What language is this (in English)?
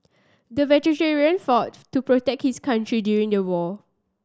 English